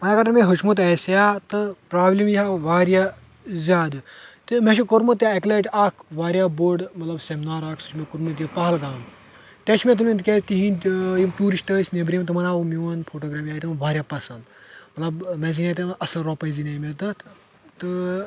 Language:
Kashmiri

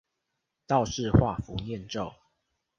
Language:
Chinese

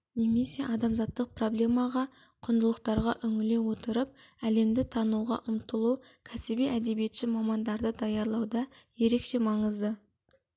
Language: Kazakh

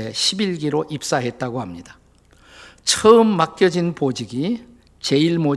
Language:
Korean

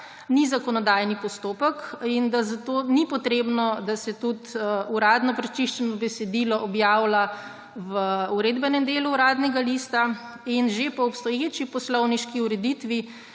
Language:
Slovenian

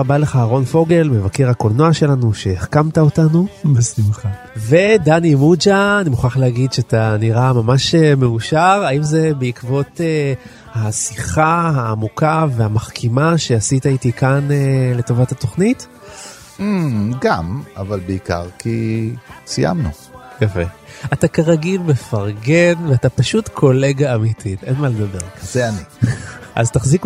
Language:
Hebrew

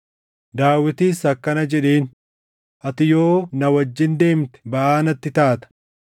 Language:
Oromo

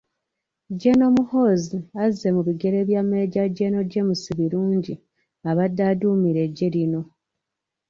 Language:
Ganda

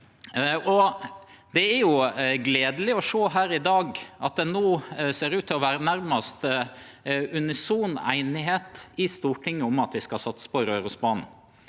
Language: Norwegian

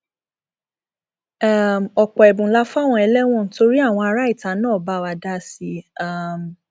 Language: Yoruba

